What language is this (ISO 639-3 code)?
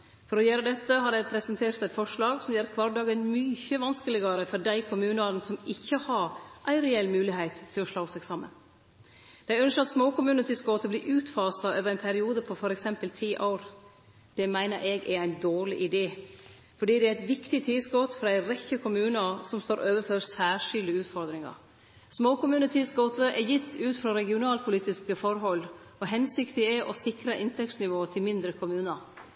nno